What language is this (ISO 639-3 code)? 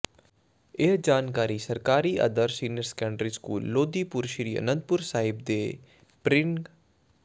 pan